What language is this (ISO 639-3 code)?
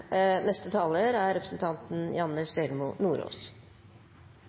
nob